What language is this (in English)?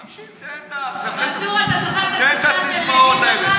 Hebrew